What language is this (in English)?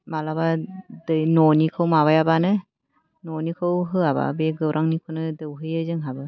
Bodo